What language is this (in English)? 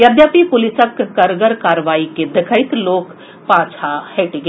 Maithili